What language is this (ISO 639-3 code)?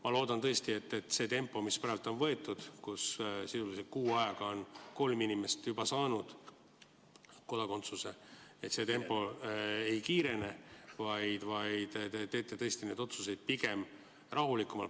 est